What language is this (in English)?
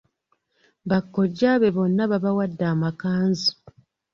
Ganda